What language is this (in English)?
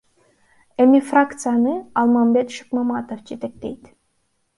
Kyrgyz